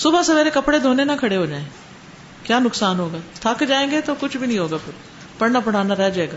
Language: Urdu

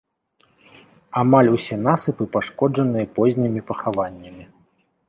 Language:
Belarusian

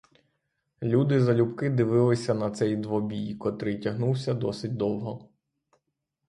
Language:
Ukrainian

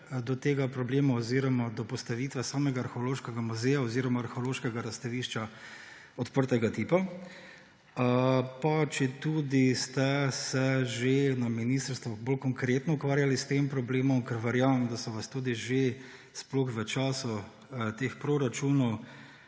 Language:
Slovenian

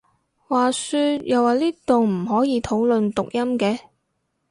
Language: Cantonese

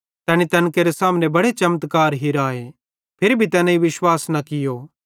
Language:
Bhadrawahi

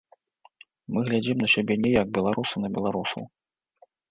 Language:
Belarusian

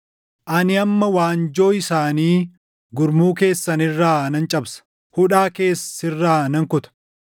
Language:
Oromo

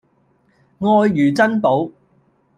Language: Cantonese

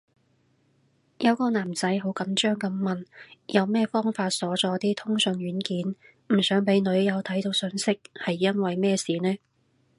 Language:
Cantonese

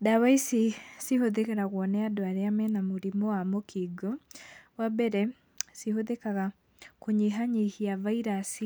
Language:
Kikuyu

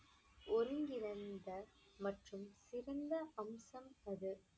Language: Tamil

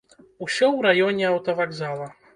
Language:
Belarusian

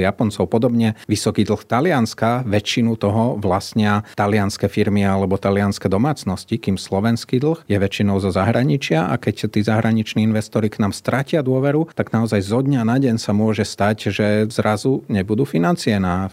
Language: Slovak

